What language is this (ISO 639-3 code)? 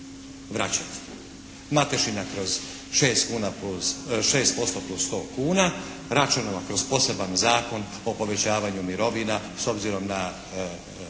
hrv